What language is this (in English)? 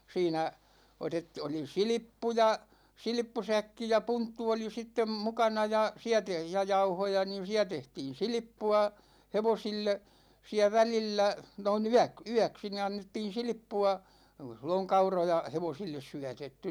Finnish